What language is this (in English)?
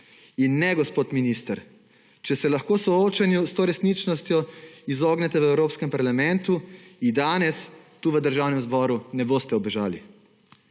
Slovenian